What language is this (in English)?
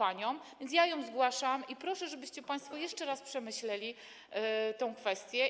Polish